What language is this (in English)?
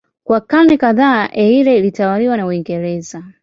Swahili